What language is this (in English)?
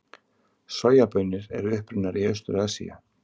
Icelandic